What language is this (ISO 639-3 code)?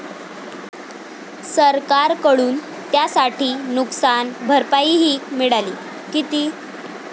mar